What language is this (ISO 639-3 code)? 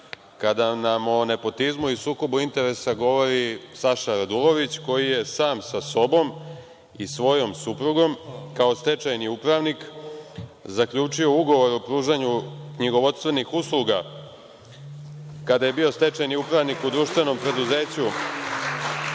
srp